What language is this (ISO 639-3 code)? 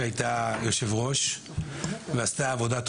heb